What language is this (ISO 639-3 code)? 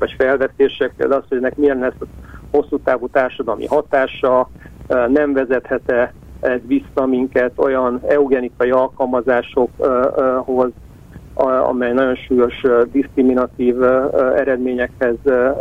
hun